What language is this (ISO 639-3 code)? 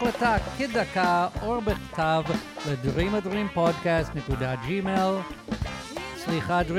heb